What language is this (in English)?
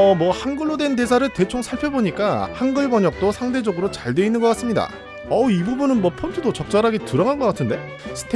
Korean